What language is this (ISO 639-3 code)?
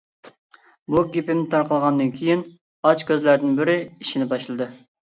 uig